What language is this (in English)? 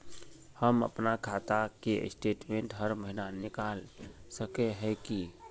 Magahi